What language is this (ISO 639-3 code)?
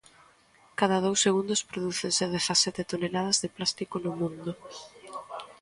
glg